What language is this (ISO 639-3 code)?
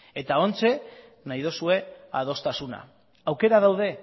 eus